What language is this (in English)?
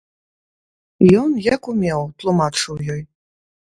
Belarusian